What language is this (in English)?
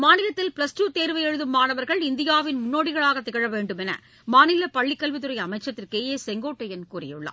Tamil